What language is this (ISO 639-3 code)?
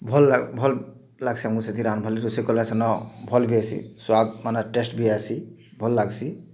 ori